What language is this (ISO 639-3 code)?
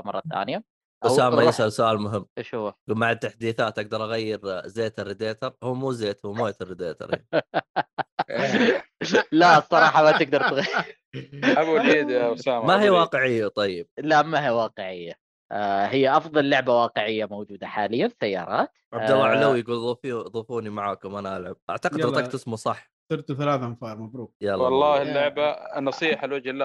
ara